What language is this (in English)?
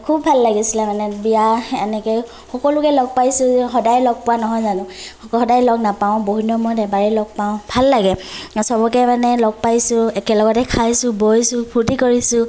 Assamese